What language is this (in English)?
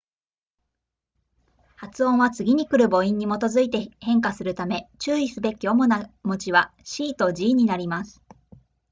Japanese